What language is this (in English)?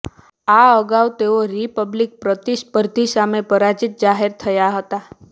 Gujarati